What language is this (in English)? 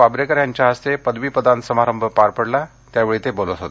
Marathi